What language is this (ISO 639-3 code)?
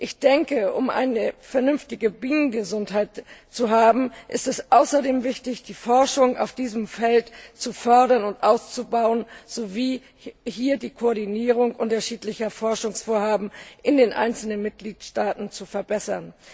deu